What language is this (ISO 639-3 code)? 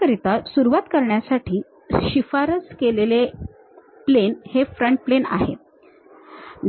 mar